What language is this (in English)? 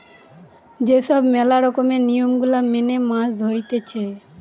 Bangla